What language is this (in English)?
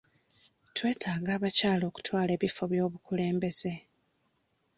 Ganda